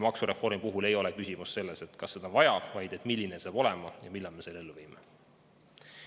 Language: Estonian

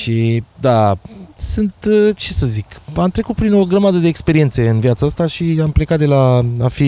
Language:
Romanian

